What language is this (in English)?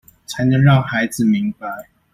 Chinese